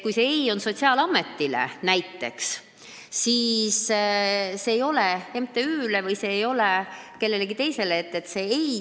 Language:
Estonian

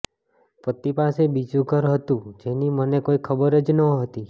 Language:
Gujarati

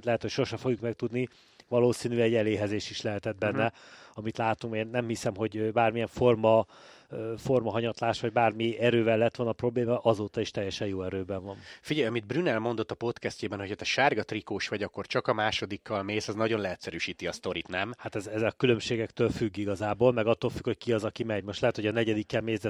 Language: Hungarian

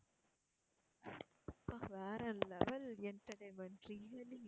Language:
Tamil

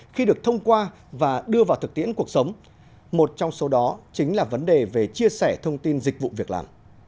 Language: Vietnamese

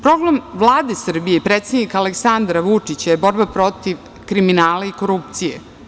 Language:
Serbian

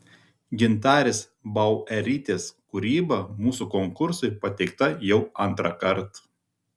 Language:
Lithuanian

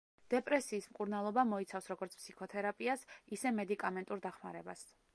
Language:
Georgian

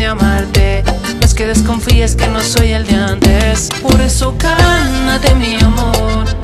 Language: Spanish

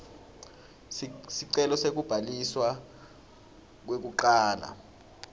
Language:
Swati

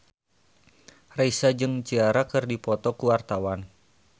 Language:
Sundanese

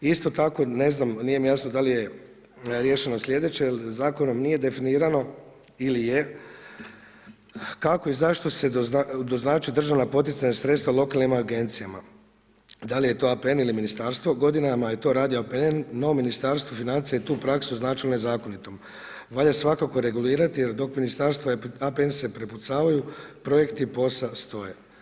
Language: Croatian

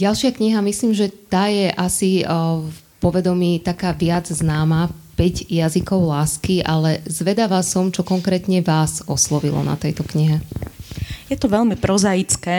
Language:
Slovak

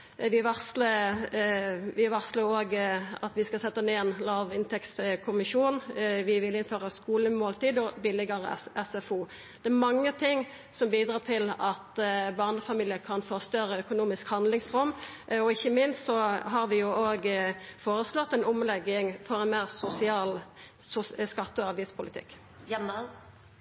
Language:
Norwegian Nynorsk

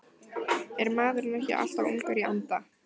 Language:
Icelandic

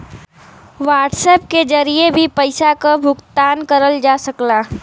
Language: Bhojpuri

